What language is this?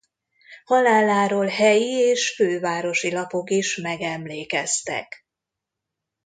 Hungarian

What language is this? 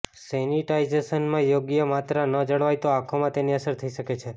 Gujarati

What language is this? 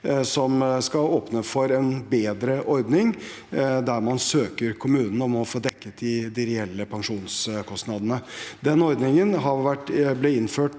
Norwegian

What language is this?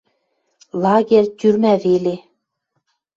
Western Mari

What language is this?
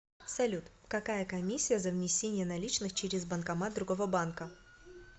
Russian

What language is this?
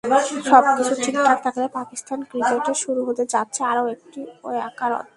Bangla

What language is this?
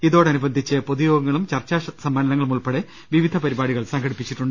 Malayalam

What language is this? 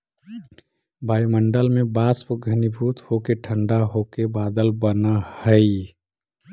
Magahi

